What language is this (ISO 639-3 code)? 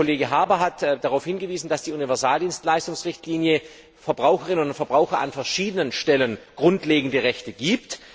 deu